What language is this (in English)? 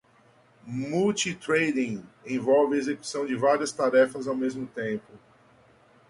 Portuguese